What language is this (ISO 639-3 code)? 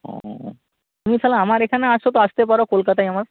ben